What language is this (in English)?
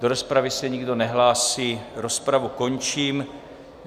Czech